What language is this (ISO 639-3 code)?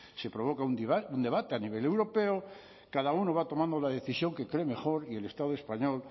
spa